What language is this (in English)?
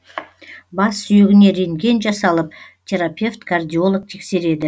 Kazakh